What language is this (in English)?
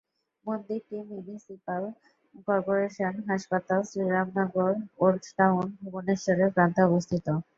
Bangla